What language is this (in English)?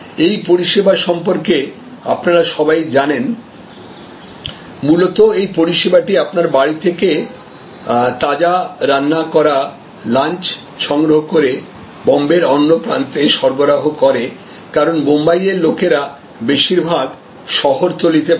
Bangla